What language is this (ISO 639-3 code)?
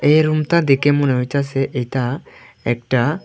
ben